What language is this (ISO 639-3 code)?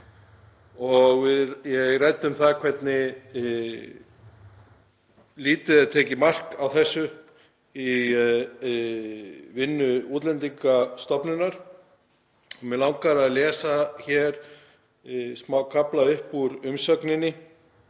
isl